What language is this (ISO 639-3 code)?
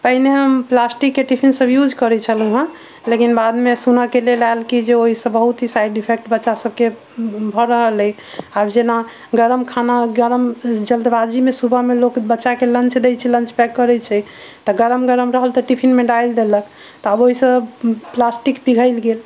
mai